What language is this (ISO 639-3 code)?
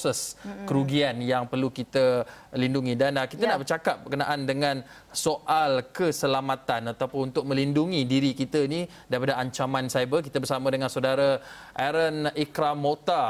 msa